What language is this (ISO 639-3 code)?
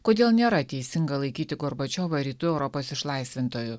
lit